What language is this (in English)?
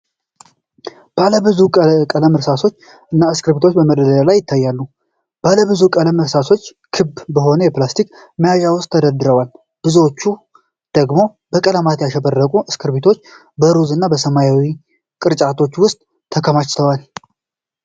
Amharic